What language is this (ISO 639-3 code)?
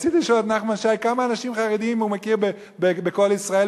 heb